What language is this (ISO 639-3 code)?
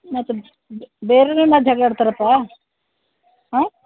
kan